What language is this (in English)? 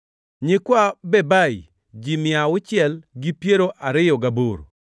Luo (Kenya and Tanzania)